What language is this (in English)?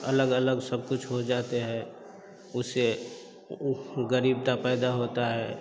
Hindi